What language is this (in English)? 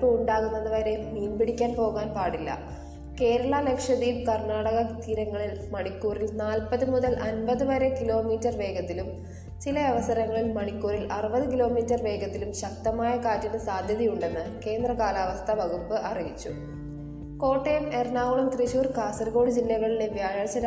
Malayalam